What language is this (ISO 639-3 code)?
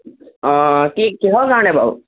asm